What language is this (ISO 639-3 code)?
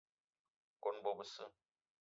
eto